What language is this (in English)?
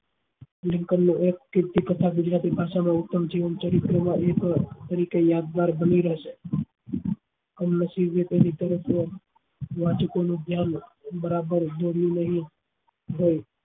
Gujarati